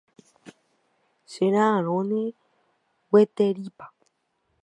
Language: Guarani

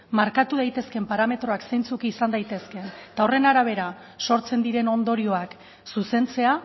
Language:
Basque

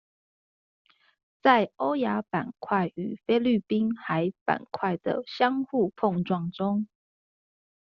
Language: Chinese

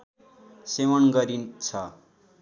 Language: Nepali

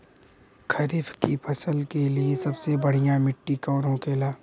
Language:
Bhojpuri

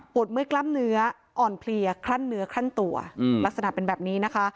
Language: Thai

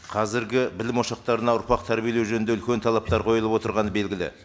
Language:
Kazakh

